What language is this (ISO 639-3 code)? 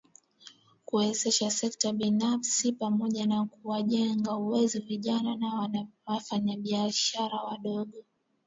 swa